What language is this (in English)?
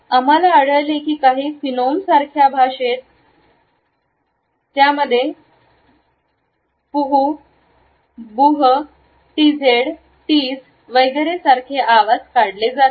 Marathi